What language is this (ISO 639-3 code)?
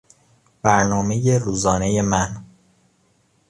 fas